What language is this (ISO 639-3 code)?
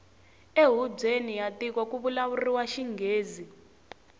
tso